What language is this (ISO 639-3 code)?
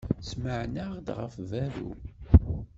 kab